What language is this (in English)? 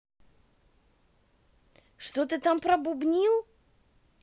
Russian